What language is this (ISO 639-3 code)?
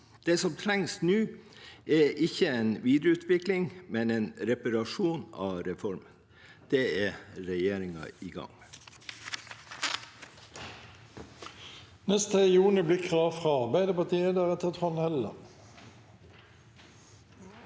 nor